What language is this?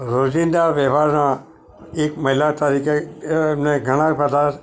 Gujarati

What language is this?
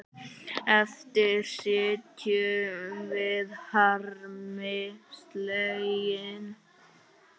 Icelandic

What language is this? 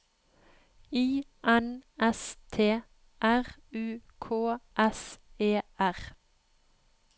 Norwegian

